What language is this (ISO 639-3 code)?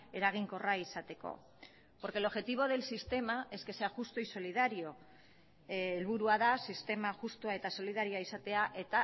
eus